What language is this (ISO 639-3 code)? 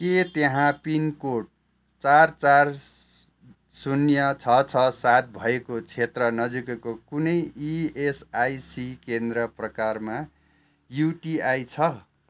nep